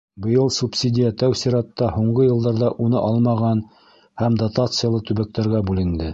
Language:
Bashkir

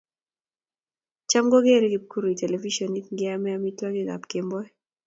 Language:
Kalenjin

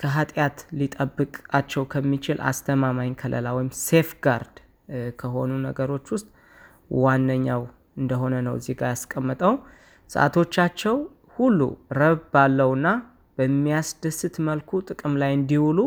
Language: Amharic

